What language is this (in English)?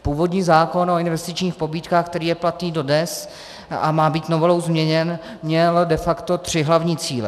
Czech